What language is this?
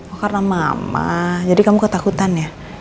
Indonesian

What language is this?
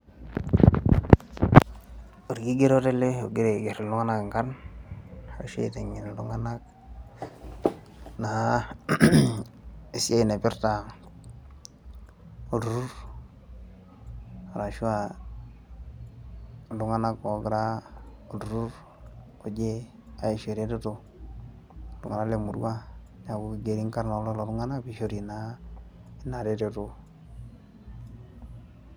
Masai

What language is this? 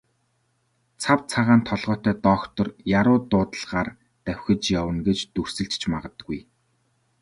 Mongolian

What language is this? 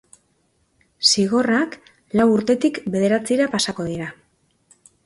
Basque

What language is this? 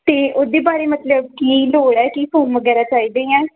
Punjabi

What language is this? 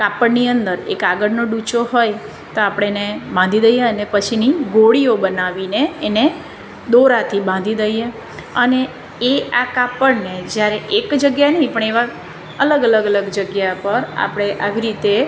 Gujarati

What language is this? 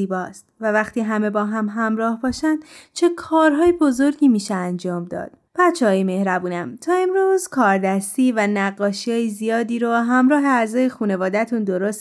Persian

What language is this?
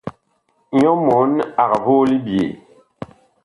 Bakoko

